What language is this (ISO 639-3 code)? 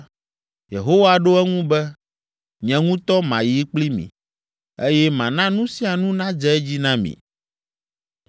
ewe